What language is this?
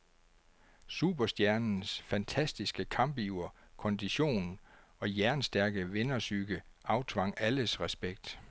Danish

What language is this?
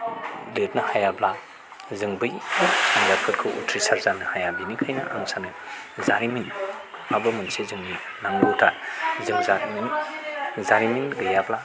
Bodo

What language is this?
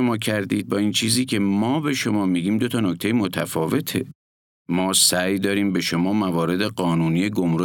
Persian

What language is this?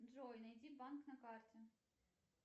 Russian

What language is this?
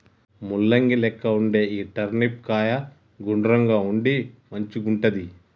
Telugu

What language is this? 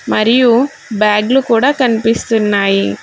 Telugu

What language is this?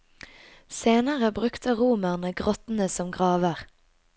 Norwegian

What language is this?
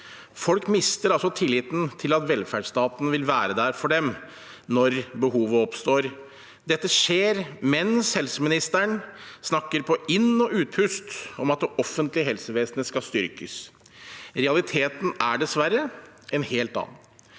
Norwegian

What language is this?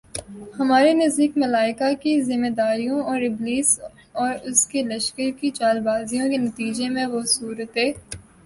Urdu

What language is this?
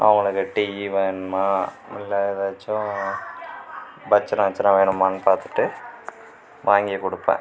Tamil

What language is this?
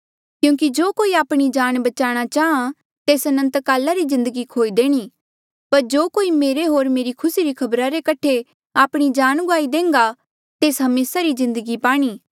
Mandeali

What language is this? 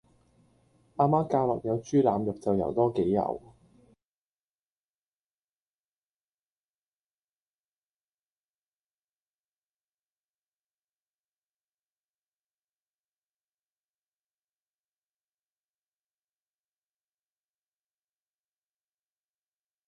Cantonese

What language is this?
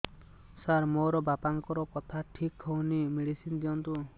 Odia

